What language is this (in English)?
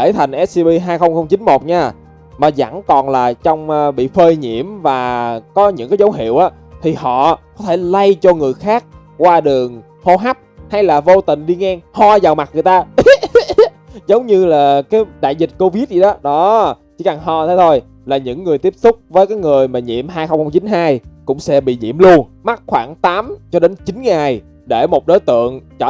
Vietnamese